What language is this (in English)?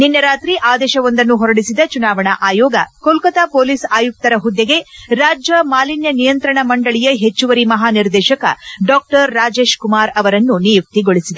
Kannada